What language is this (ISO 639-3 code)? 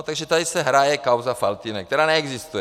ces